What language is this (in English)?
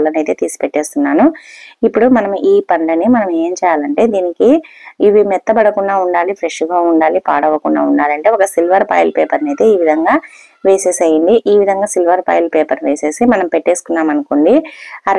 Telugu